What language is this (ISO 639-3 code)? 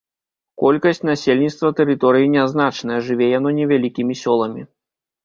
bel